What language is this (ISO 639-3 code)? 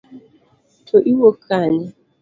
luo